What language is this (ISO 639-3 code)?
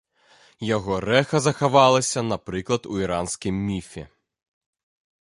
bel